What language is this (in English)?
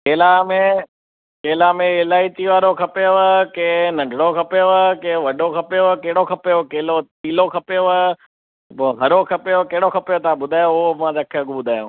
Sindhi